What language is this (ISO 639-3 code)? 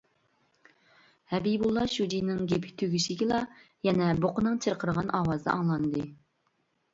uig